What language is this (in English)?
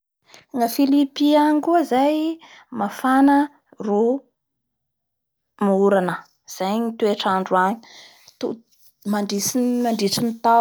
Bara Malagasy